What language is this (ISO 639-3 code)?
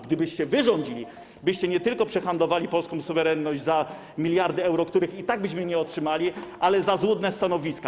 pol